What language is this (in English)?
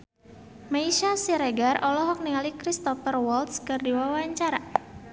Sundanese